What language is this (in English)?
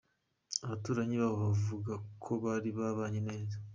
Kinyarwanda